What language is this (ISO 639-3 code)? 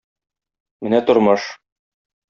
tat